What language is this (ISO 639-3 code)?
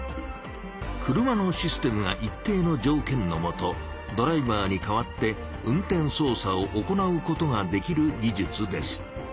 jpn